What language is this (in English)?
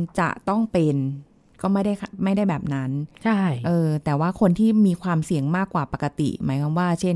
Thai